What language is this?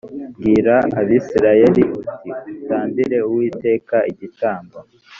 Kinyarwanda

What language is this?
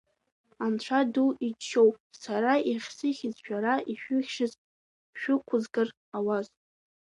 Abkhazian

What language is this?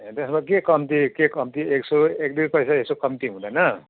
Nepali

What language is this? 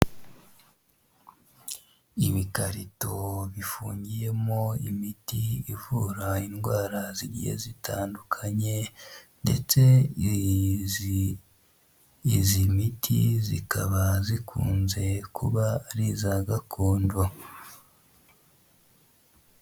Kinyarwanda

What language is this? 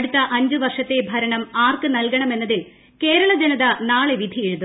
Malayalam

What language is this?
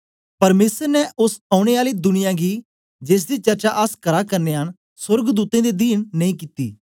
Dogri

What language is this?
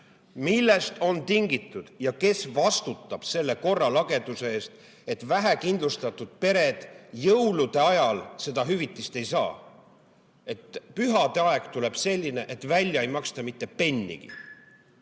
Estonian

